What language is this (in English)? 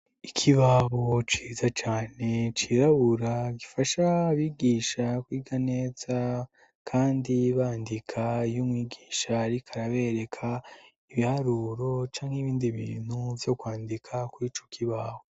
Rundi